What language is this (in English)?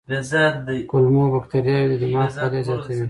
Pashto